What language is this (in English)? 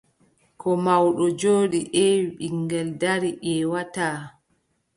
Adamawa Fulfulde